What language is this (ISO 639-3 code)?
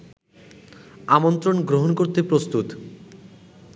ben